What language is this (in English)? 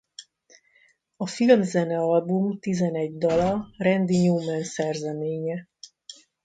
Hungarian